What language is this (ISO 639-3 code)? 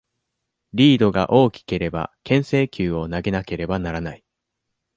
jpn